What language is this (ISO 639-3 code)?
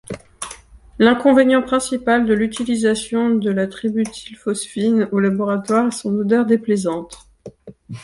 fra